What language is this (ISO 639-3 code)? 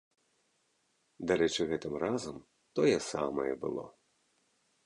bel